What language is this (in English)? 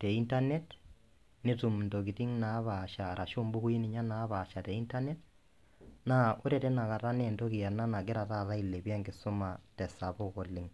Masai